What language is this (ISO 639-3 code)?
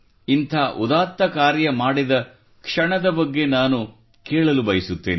kan